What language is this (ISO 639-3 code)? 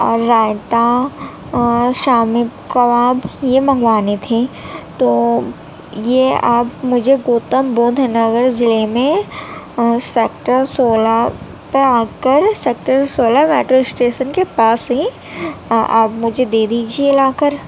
urd